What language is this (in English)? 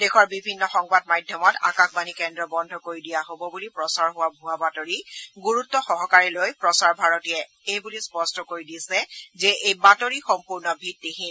Assamese